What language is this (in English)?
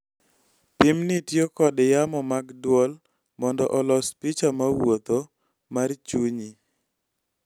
Luo (Kenya and Tanzania)